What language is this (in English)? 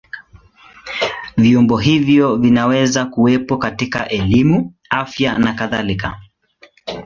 Swahili